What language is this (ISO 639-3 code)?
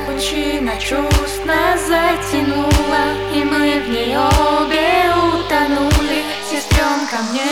ukr